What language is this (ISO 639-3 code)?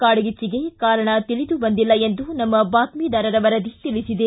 kan